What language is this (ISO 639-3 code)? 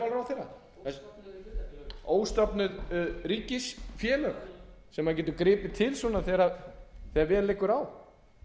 isl